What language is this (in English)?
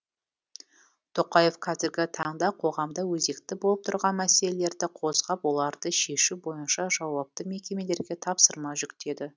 Kazakh